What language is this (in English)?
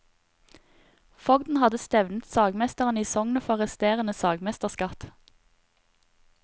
Norwegian